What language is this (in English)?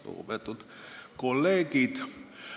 Estonian